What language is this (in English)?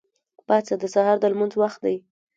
Pashto